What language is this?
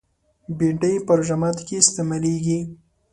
Pashto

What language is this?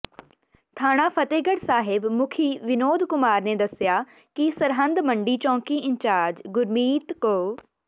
Punjabi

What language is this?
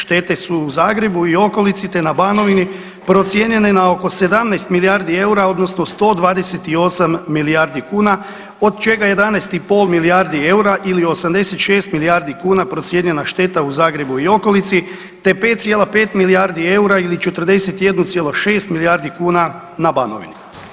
Croatian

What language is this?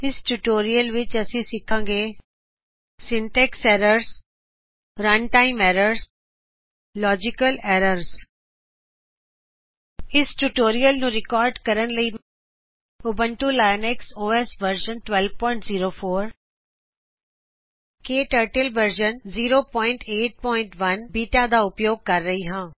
Punjabi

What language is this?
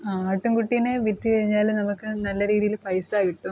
Malayalam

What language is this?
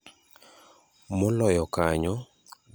Luo (Kenya and Tanzania)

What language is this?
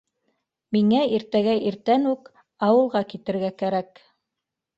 Bashkir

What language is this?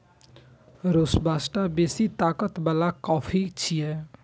Maithili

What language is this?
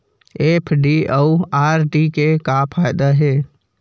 Chhattisgarhi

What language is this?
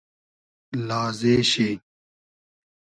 Hazaragi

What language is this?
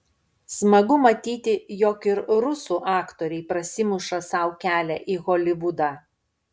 Lithuanian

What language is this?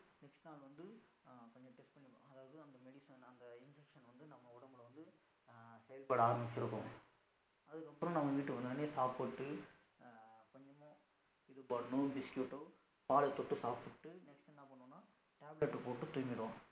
Tamil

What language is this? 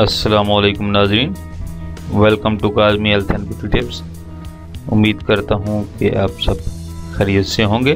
Hindi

